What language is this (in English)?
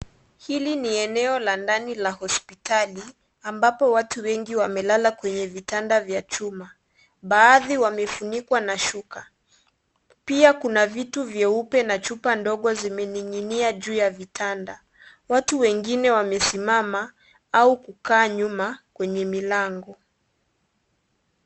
Swahili